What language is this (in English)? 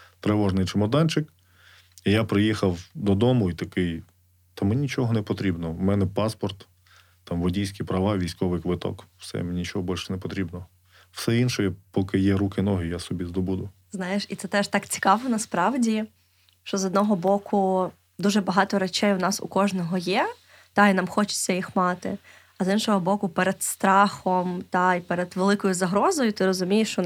Ukrainian